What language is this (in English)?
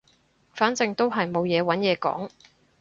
Cantonese